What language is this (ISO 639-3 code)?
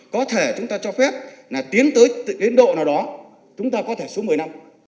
vie